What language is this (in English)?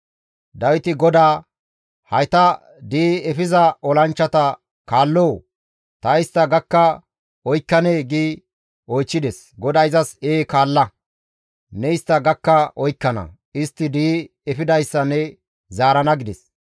Gamo